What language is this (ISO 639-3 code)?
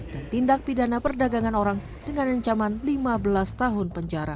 ind